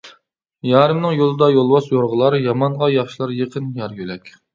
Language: Uyghur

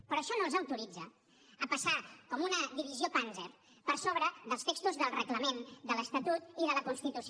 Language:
Catalan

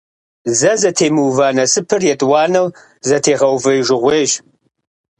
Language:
Kabardian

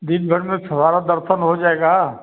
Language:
Hindi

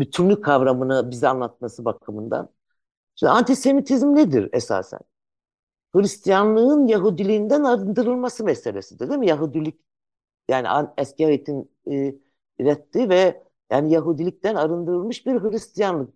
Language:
Turkish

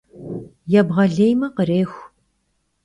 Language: Kabardian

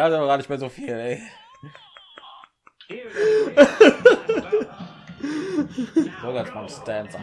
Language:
German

